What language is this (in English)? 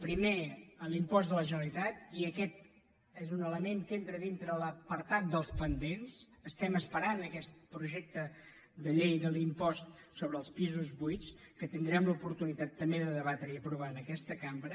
Catalan